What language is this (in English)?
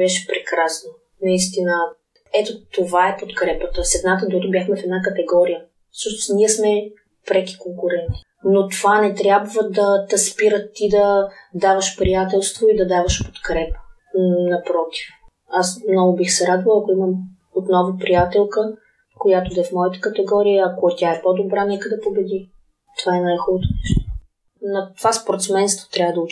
Bulgarian